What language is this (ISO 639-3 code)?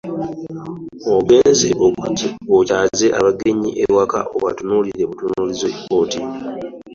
lug